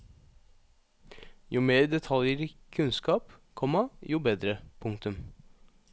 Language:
Norwegian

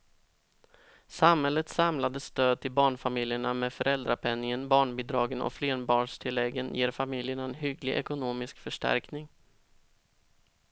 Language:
Swedish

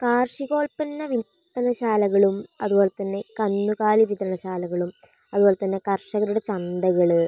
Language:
Malayalam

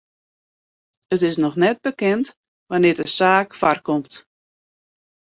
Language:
Western Frisian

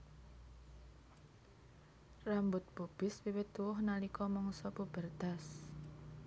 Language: Javanese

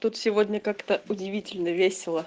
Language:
Russian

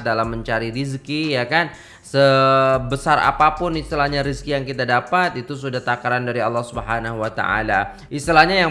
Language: Indonesian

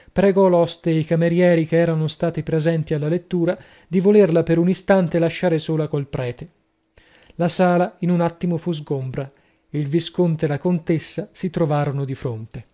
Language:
Italian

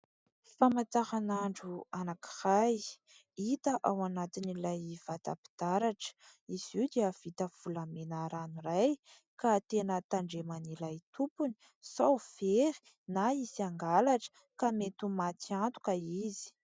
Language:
Malagasy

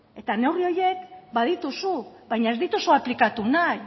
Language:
Basque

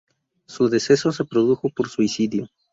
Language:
Spanish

